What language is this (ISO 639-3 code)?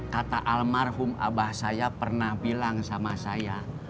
ind